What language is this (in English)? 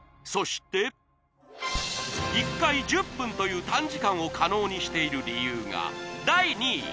Japanese